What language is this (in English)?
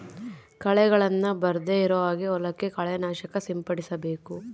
Kannada